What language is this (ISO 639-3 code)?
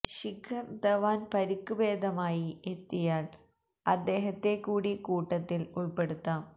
mal